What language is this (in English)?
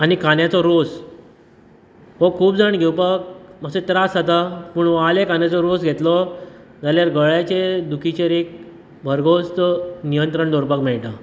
Konkani